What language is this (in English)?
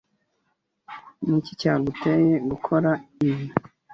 Kinyarwanda